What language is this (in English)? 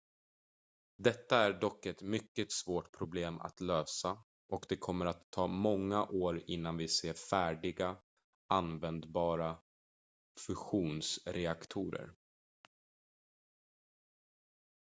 Swedish